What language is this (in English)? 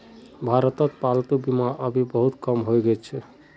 Magahi